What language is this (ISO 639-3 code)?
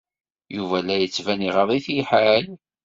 kab